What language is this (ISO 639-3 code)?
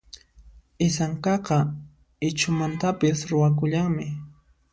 qxp